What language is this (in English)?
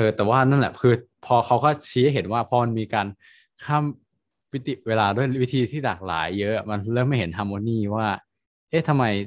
Thai